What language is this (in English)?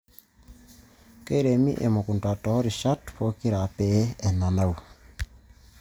Masai